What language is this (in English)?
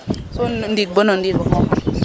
Serer